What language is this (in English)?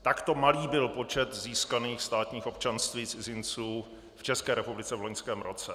Czech